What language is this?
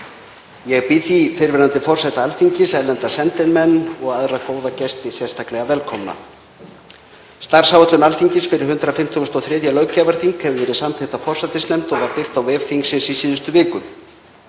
Icelandic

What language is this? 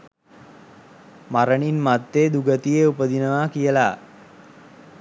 Sinhala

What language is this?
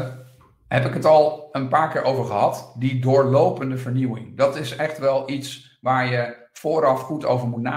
Dutch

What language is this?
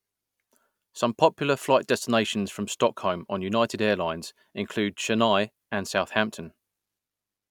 English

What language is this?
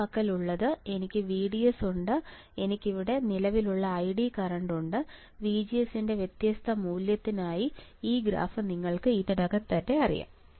Malayalam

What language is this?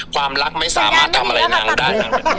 Thai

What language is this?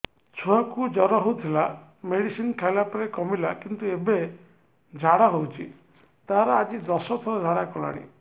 Odia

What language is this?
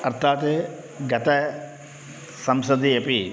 Sanskrit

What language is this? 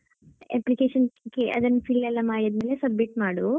Kannada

